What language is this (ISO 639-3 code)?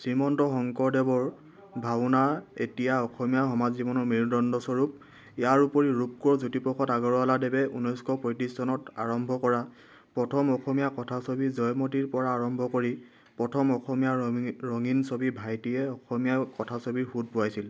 asm